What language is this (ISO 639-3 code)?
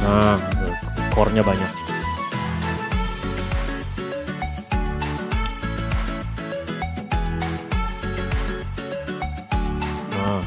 ind